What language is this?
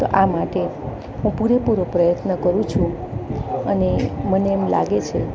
Gujarati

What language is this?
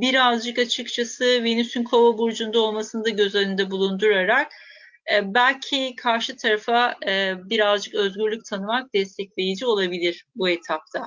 Turkish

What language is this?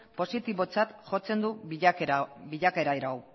Basque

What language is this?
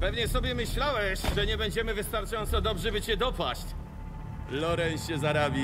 Polish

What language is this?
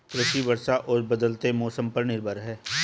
Hindi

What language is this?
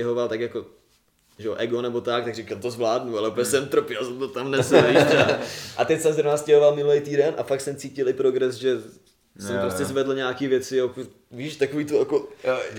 Czech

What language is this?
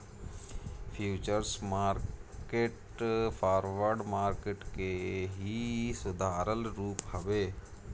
Bhojpuri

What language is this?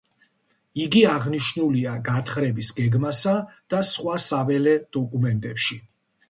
Georgian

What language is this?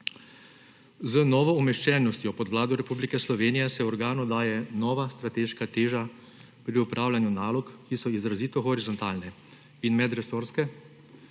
Slovenian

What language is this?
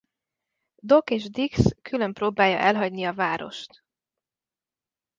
Hungarian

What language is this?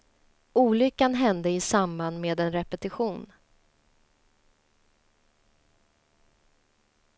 Swedish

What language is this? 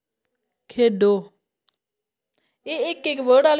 Dogri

